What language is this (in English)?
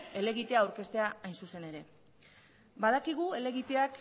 Basque